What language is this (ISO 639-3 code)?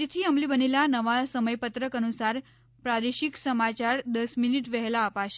guj